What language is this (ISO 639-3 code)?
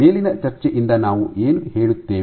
kan